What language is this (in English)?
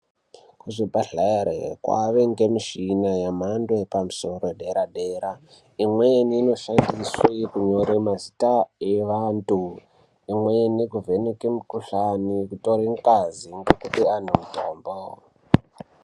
Ndau